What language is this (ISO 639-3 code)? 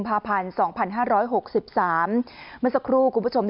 tha